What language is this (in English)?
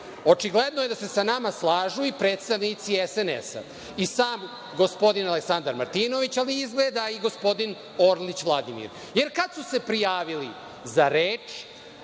Serbian